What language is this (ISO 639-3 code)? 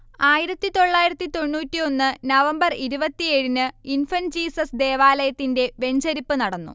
mal